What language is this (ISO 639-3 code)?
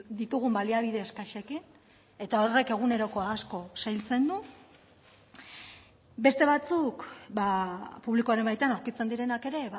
eus